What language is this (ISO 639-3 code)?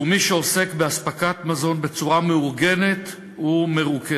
heb